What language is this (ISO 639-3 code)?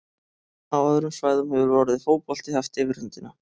isl